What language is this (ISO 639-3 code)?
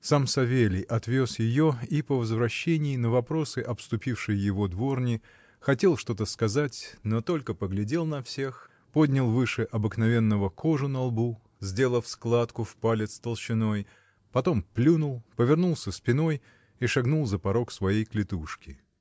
rus